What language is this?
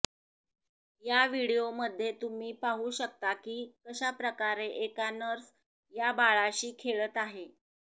Marathi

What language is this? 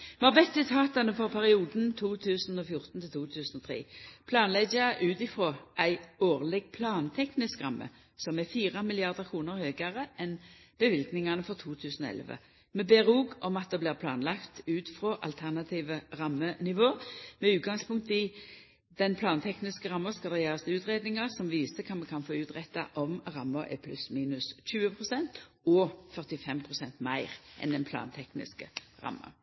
Norwegian Nynorsk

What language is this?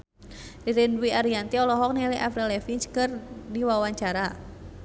Sundanese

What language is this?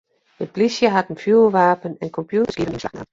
Western Frisian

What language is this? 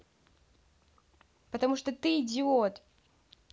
Russian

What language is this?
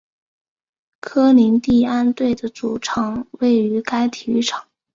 Chinese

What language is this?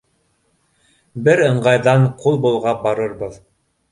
Bashkir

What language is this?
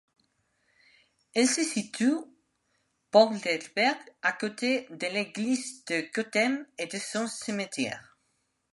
French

